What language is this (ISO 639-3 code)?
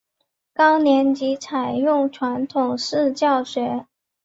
zho